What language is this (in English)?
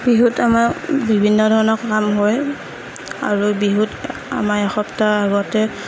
Assamese